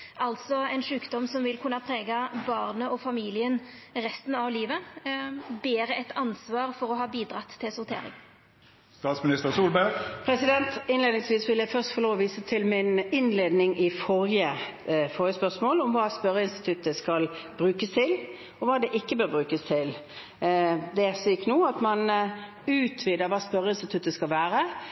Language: Norwegian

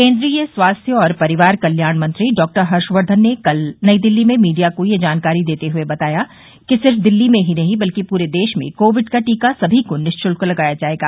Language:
Hindi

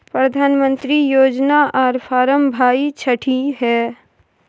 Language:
Maithili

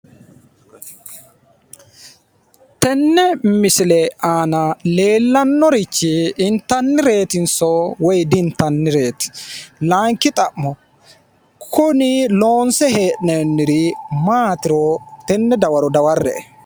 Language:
Sidamo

